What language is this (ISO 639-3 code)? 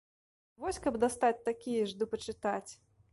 bel